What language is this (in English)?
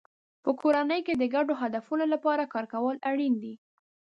Pashto